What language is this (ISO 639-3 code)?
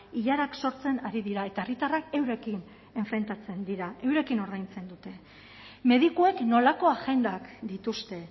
eus